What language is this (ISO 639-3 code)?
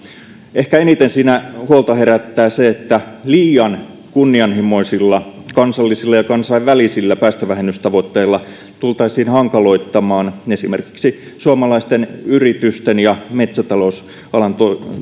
fin